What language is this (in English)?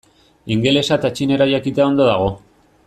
Basque